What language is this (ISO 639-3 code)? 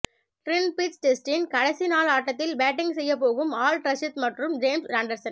tam